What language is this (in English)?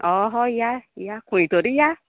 Konkani